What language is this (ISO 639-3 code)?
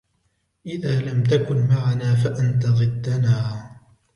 ara